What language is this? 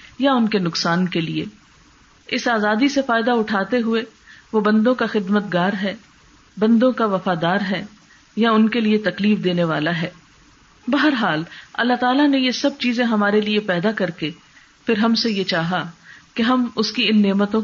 Urdu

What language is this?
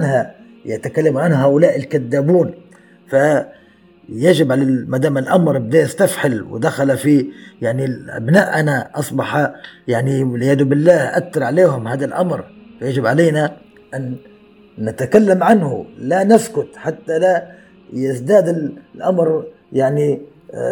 Arabic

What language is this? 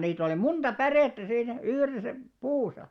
Finnish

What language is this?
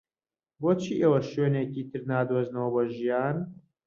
Central Kurdish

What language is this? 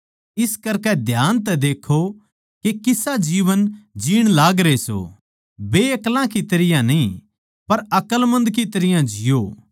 Haryanvi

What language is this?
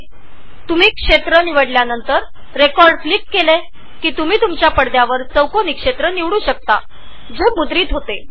Marathi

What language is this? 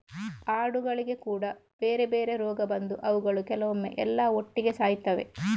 Kannada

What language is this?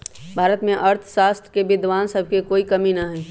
Magahi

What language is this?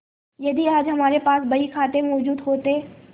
Hindi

